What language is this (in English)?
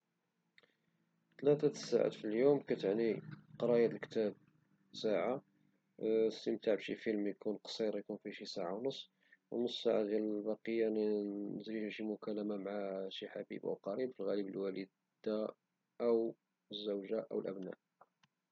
Moroccan Arabic